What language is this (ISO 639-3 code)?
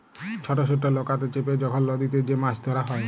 ben